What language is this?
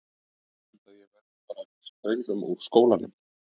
Icelandic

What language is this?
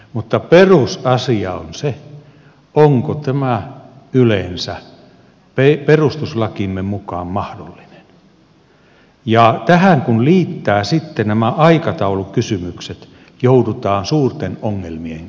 Finnish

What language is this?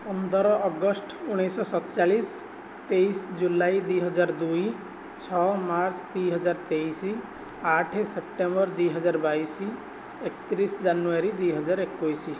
Odia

